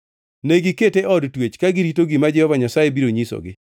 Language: Luo (Kenya and Tanzania)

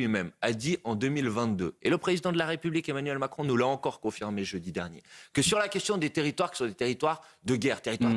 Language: French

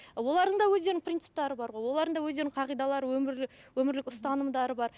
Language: Kazakh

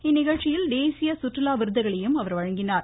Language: Tamil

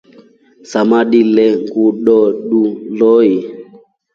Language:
Rombo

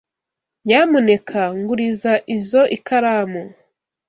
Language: Kinyarwanda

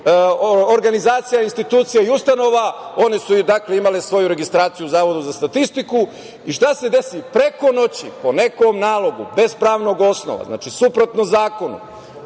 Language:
Serbian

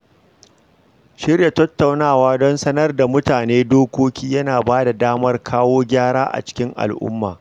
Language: Hausa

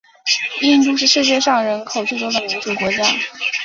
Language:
Chinese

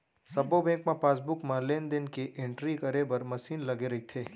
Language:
Chhattisgarhi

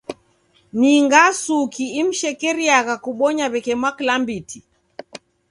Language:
Taita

